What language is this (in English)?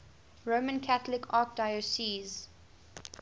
English